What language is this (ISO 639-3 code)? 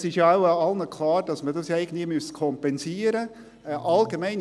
gsw